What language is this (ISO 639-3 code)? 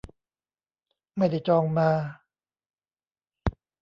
tha